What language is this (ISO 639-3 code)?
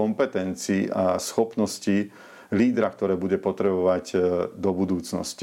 slk